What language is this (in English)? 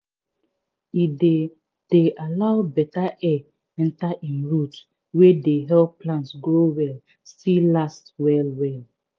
Nigerian Pidgin